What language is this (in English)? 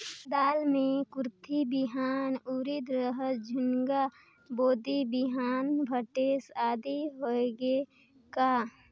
Chhattisgarhi